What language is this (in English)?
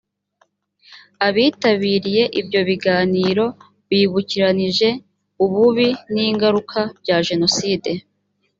Kinyarwanda